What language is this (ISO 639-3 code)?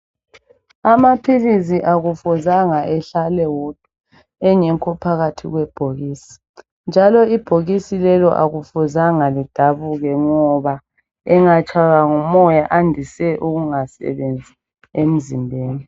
nde